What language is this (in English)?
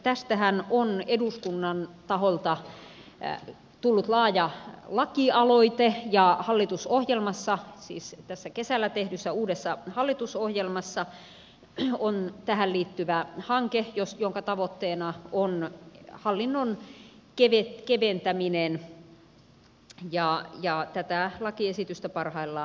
Finnish